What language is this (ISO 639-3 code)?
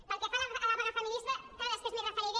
cat